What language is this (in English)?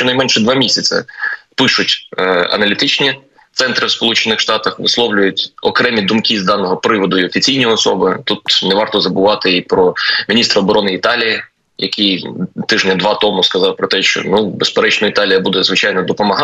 Ukrainian